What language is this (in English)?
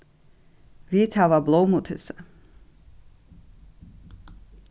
Faroese